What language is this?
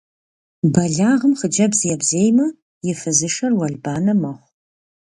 Kabardian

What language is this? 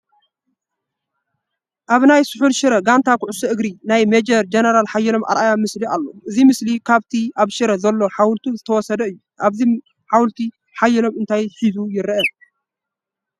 Tigrinya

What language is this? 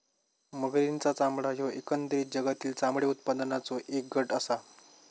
Marathi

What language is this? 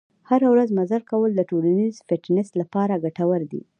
Pashto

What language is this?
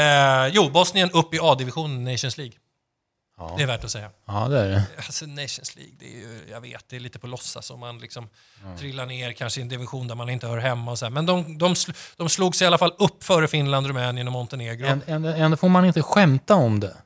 Swedish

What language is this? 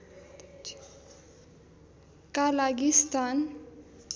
Nepali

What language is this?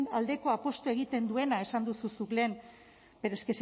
Basque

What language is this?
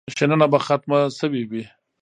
Pashto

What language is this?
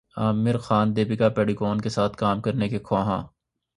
Urdu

